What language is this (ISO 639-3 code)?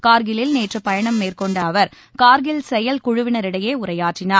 tam